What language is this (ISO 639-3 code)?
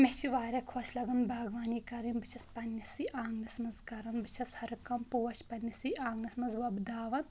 kas